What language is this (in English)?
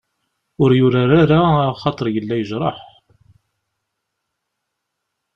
Kabyle